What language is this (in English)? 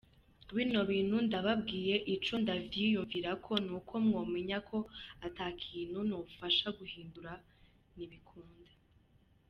Kinyarwanda